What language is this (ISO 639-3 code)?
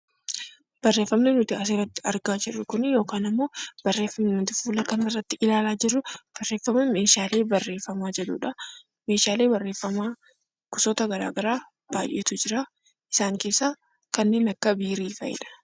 orm